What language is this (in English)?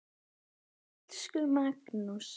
Icelandic